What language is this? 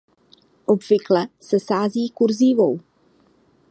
Czech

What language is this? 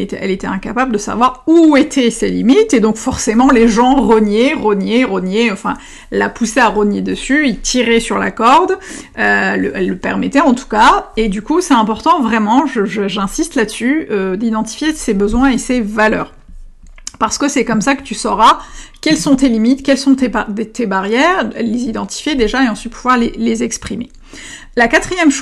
French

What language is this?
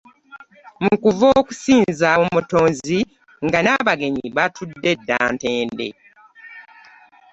Ganda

